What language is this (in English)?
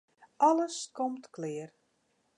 Western Frisian